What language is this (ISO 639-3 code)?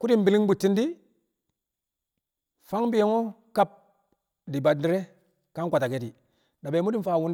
kcq